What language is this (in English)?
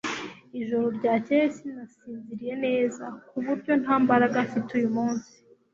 Kinyarwanda